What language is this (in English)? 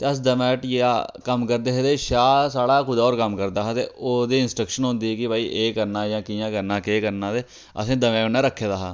Dogri